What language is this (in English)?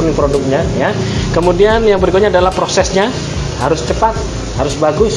Indonesian